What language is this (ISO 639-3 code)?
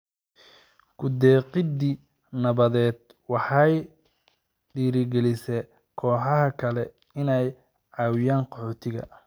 som